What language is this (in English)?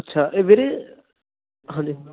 Punjabi